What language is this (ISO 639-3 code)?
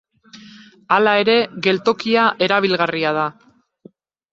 eus